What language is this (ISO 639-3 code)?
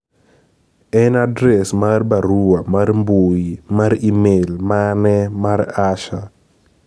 luo